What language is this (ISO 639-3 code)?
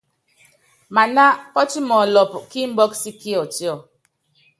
yav